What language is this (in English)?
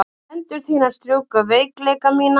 Icelandic